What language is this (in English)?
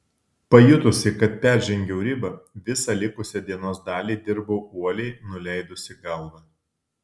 Lithuanian